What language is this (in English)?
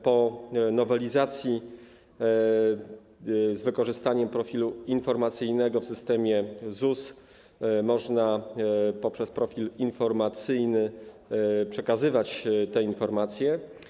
Polish